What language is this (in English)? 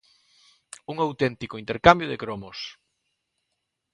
Galician